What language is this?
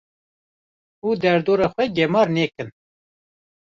Kurdish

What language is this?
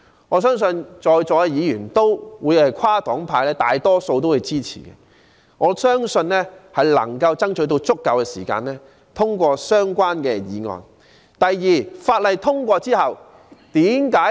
Cantonese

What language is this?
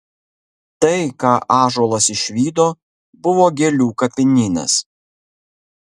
Lithuanian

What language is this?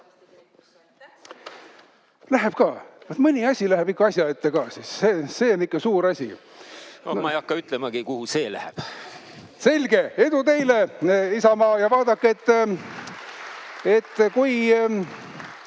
Estonian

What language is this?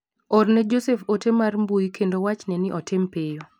Luo (Kenya and Tanzania)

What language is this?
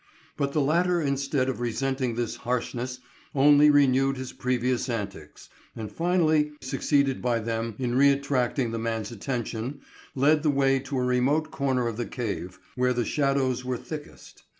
English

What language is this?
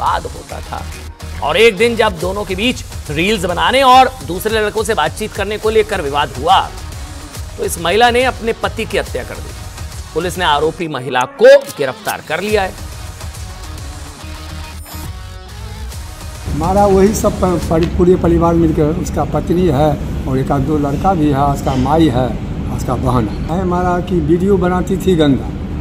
Hindi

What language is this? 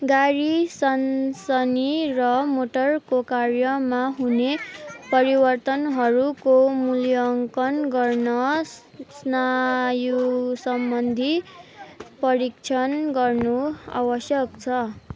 Nepali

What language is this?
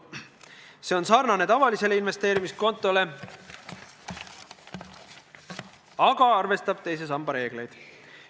Estonian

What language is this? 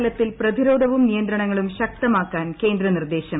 Malayalam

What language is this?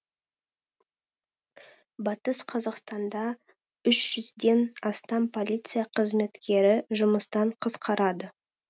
Kazakh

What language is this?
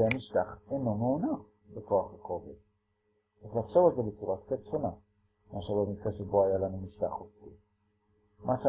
Hebrew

